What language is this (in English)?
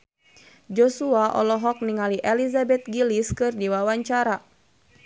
Sundanese